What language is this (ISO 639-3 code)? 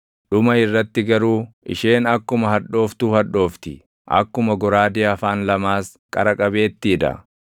orm